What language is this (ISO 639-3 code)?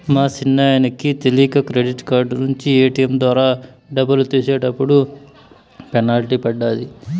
tel